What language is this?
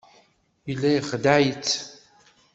Kabyle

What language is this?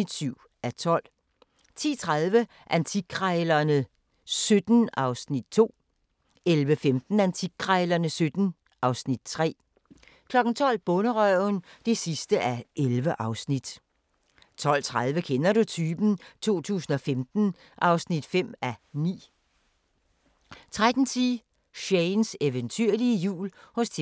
Danish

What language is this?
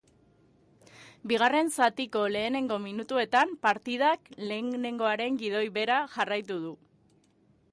Basque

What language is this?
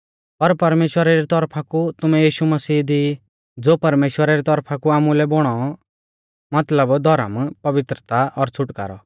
Mahasu Pahari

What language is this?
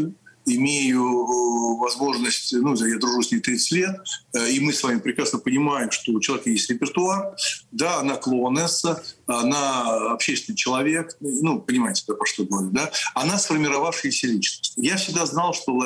Russian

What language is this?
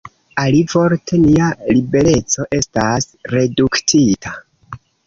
Esperanto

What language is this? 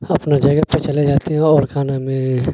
Urdu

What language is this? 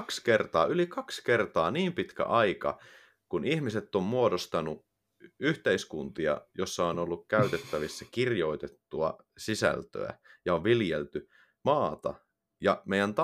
Finnish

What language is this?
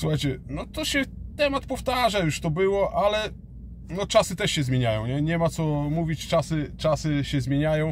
Polish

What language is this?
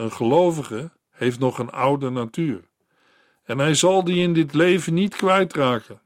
Dutch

